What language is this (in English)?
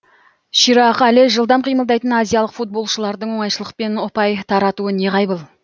Kazakh